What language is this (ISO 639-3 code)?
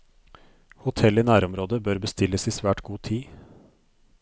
nor